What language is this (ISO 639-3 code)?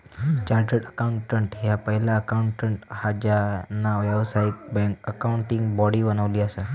mar